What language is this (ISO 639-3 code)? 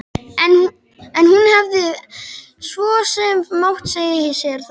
isl